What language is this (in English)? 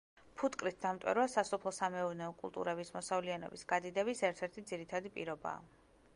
Georgian